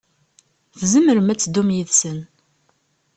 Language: Kabyle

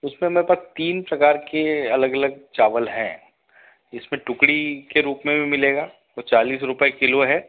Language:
Hindi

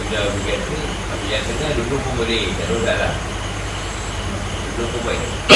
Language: Malay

